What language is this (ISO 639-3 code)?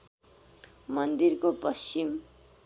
nep